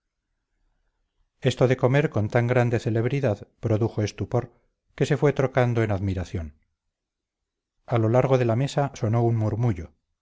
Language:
Spanish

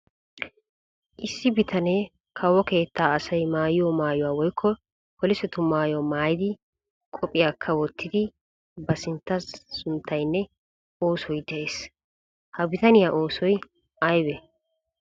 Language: Wolaytta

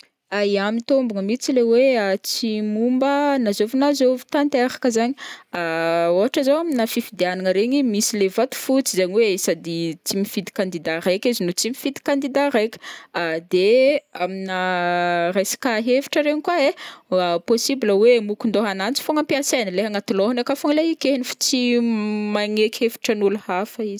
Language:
Northern Betsimisaraka Malagasy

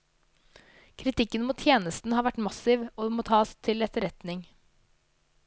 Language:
Norwegian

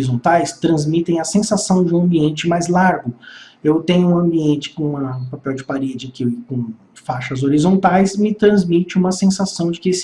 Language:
Portuguese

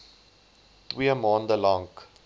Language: Afrikaans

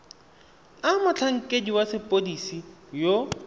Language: Tswana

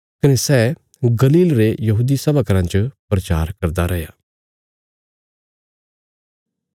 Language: Bilaspuri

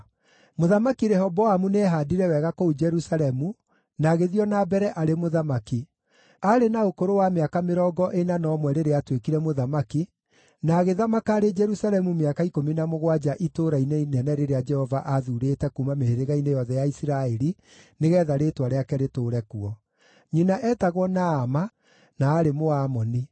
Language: Kikuyu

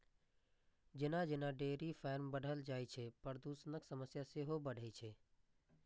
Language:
Maithili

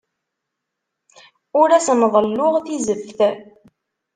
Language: Kabyle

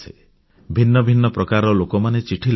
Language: Odia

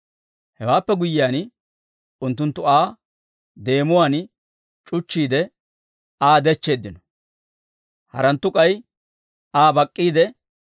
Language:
Dawro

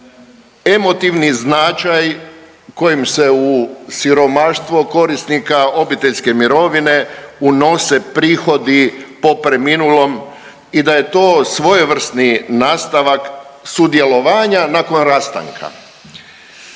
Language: Croatian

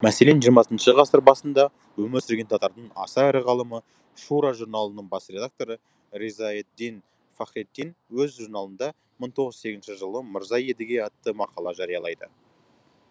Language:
Kazakh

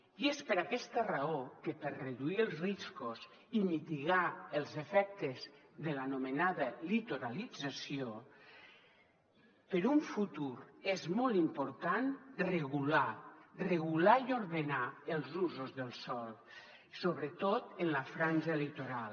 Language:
Catalan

